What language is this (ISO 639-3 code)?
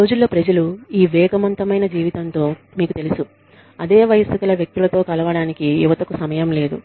tel